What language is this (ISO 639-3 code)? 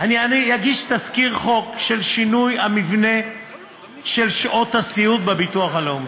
heb